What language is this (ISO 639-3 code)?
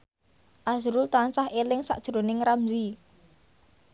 jav